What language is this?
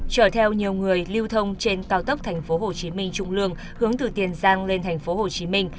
Vietnamese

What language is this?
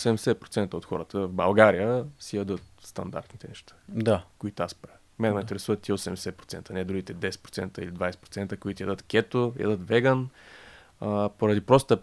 Bulgarian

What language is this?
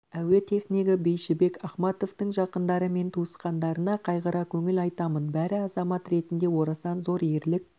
Kazakh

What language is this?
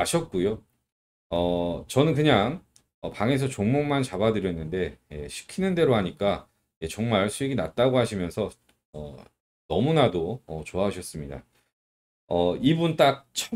Korean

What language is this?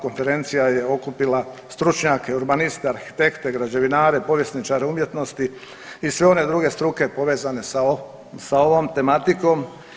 Croatian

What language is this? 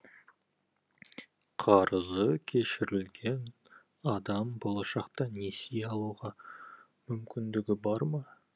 Kazakh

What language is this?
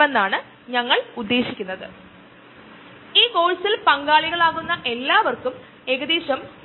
Malayalam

